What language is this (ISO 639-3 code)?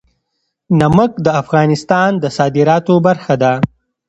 pus